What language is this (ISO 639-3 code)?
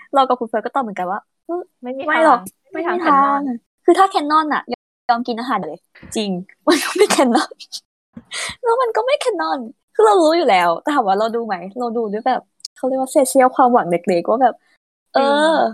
tha